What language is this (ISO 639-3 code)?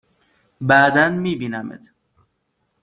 fas